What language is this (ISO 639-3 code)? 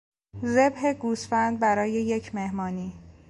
fas